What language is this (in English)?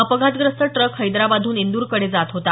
Marathi